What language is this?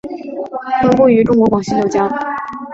Chinese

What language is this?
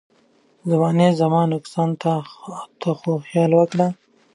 Pashto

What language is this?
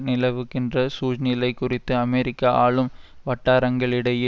Tamil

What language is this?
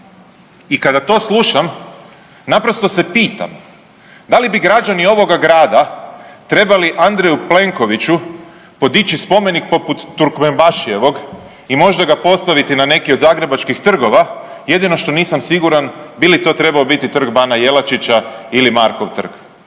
Croatian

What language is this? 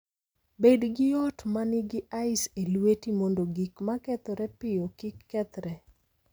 Luo (Kenya and Tanzania)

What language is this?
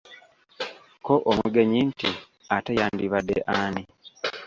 Ganda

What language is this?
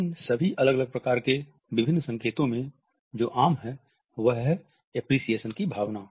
Hindi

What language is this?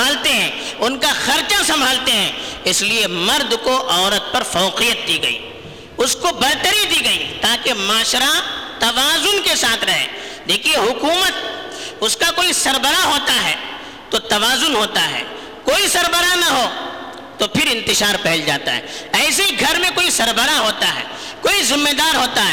Urdu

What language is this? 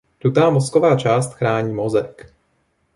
Czech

